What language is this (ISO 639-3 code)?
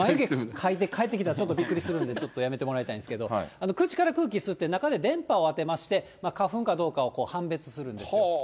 jpn